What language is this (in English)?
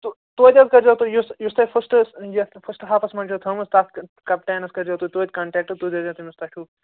Kashmiri